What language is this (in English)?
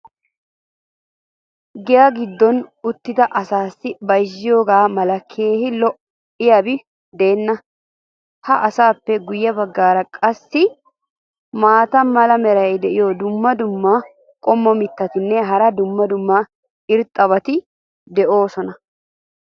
Wolaytta